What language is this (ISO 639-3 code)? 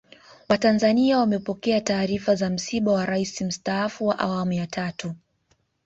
swa